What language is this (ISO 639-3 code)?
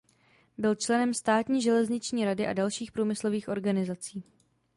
ces